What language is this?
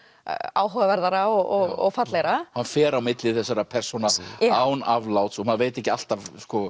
Icelandic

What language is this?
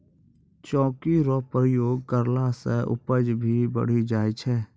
Maithili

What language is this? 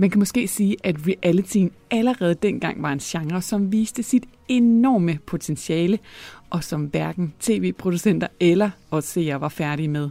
Danish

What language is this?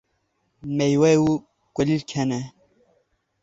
Kurdish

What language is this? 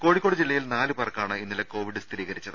Malayalam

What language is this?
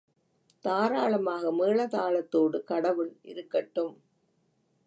Tamil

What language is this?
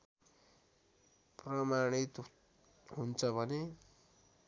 Nepali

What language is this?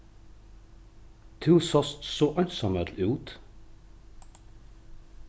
Faroese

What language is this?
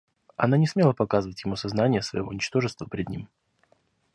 Russian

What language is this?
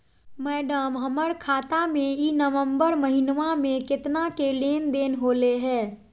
Magahi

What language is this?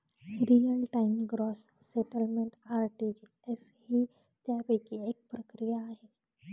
Marathi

